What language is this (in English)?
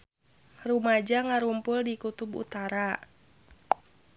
Sundanese